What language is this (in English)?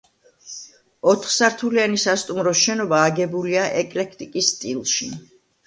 Georgian